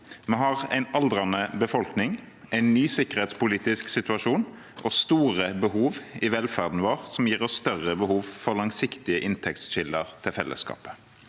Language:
Norwegian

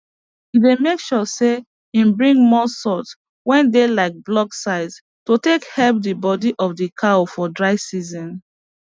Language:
Nigerian Pidgin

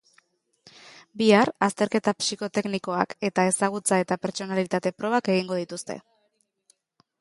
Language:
Basque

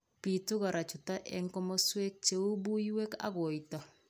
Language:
Kalenjin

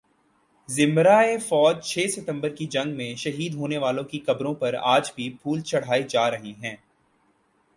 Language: Urdu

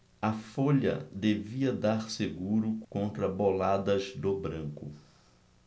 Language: Portuguese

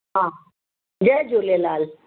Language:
Sindhi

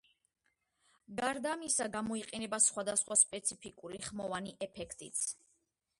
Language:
Georgian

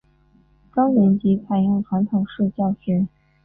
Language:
Chinese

